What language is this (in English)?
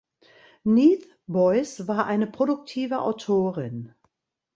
German